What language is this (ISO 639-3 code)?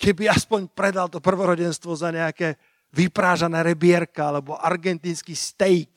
slk